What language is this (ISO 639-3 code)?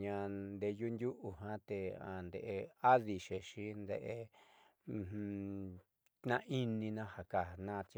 mxy